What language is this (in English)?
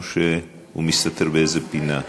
Hebrew